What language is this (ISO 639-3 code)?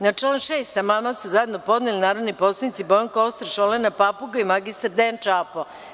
srp